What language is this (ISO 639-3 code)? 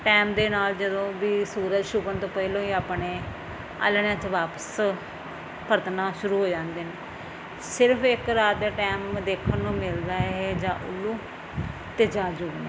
pan